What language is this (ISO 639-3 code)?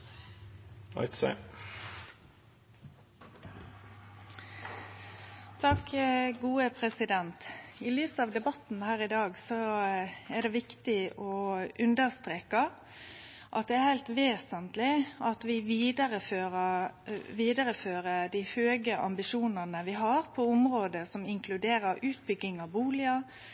nno